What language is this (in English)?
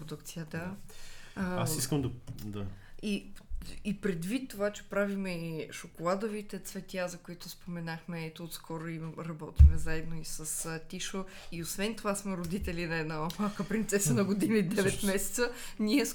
Bulgarian